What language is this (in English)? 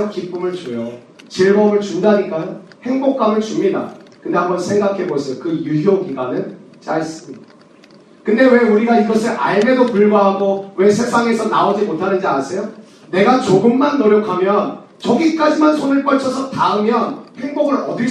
Korean